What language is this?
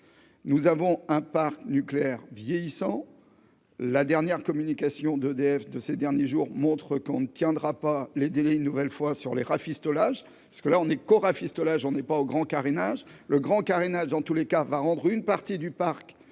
French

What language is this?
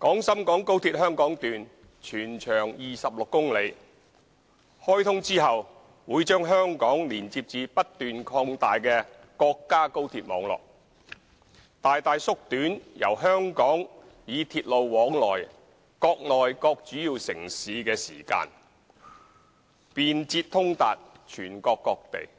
Cantonese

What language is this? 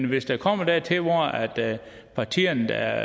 Danish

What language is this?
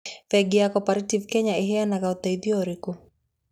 Kikuyu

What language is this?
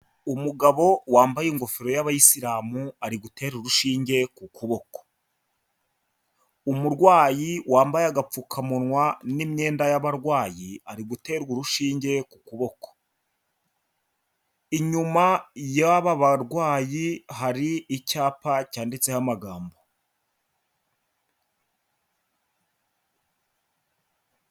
Kinyarwanda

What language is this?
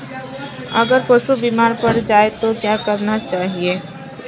Hindi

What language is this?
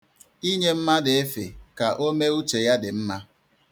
Igbo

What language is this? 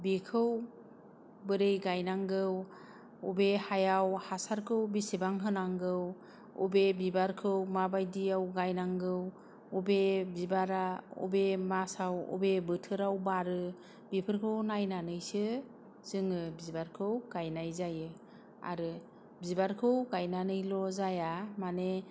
Bodo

